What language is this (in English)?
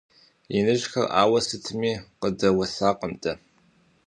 Kabardian